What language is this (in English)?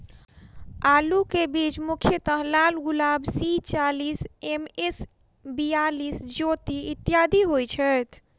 Maithili